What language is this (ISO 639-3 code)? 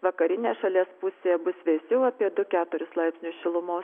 lit